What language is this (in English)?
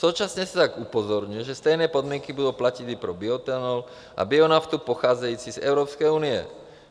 Czech